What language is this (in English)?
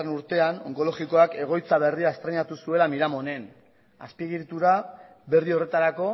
Basque